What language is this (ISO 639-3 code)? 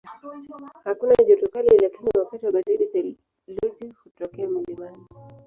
swa